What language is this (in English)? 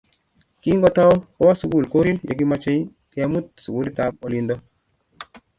Kalenjin